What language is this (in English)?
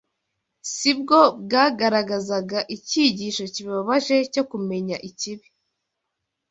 Kinyarwanda